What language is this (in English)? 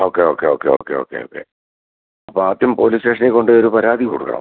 Malayalam